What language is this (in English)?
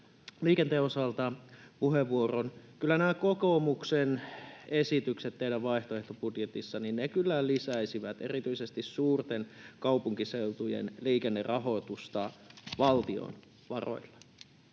Finnish